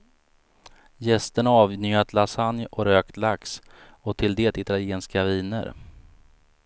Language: Swedish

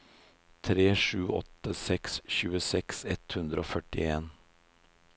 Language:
Norwegian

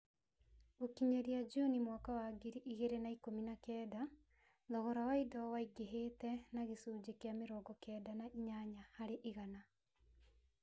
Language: Kikuyu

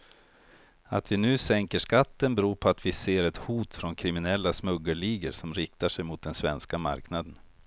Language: Swedish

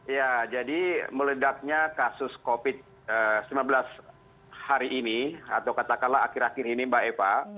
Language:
Indonesian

